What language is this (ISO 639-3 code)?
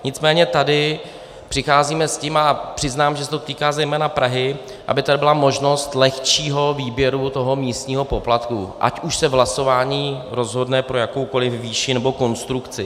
ces